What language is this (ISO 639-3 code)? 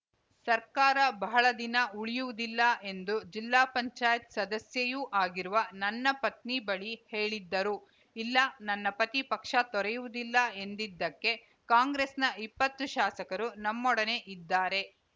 kan